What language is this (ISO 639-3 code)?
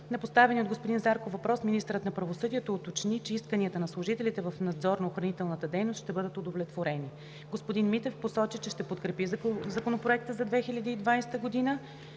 bul